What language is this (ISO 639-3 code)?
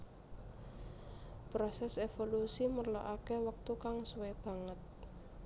jav